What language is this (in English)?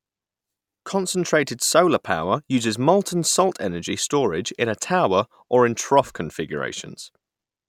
English